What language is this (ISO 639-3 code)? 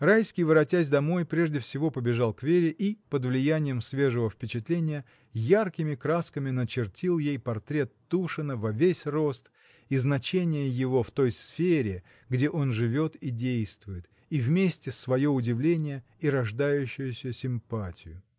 rus